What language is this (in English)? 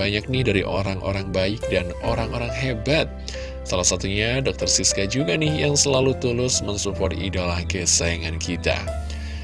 Indonesian